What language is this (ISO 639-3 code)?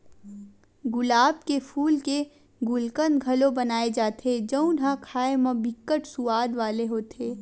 hne